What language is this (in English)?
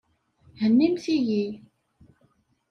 Kabyle